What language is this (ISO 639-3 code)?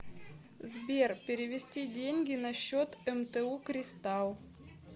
rus